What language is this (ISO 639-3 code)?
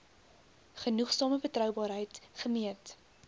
afr